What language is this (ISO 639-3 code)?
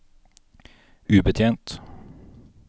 nor